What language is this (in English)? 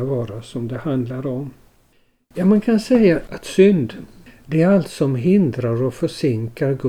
Swedish